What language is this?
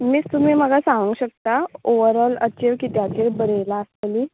Konkani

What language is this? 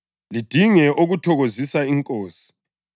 North Ndebele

